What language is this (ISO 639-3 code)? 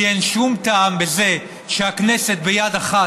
heb